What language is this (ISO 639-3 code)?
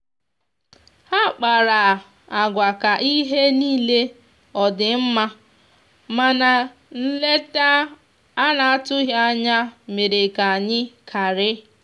ibo